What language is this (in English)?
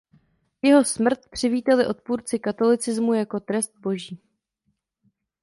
Czech